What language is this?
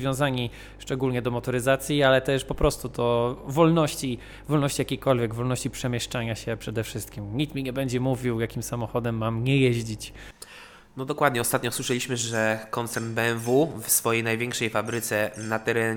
Polish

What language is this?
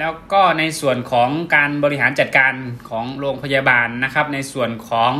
Thai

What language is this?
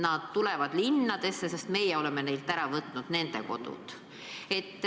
Estonian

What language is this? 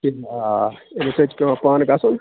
Kashmiri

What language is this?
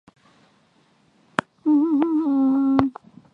Swahili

